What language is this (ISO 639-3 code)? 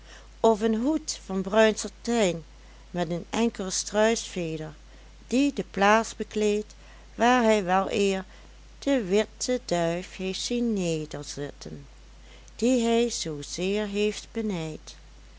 nld